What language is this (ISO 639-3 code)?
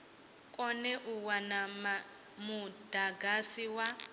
ven